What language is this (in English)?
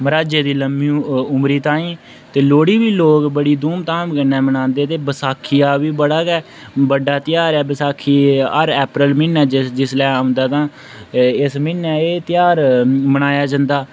Dogri